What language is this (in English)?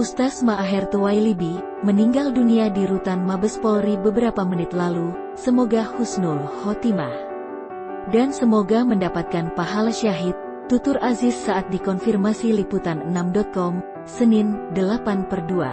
Indonesian